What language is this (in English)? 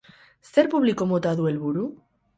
Basque